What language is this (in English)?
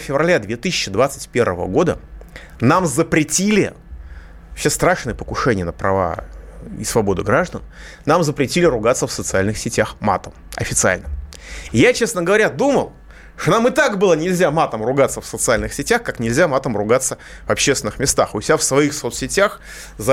Russian